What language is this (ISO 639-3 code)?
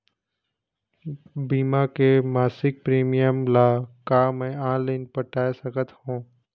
hne